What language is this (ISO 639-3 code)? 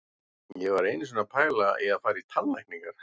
isl